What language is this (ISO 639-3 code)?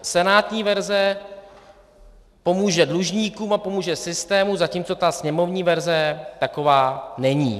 ces